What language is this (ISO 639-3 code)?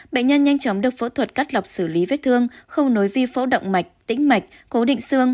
vie